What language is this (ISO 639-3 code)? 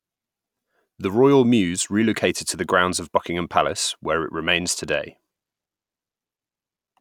eng